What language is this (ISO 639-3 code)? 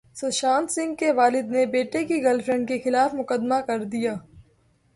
urd